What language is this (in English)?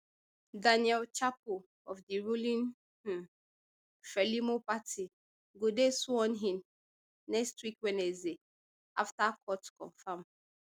Nigerian Pidgin